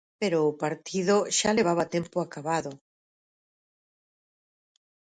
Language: Galician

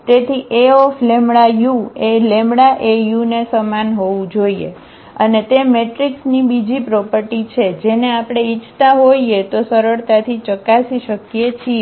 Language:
Gujarati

